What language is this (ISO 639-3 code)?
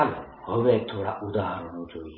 guj